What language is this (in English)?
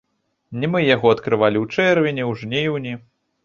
Belarusian